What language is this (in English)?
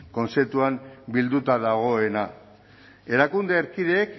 Basque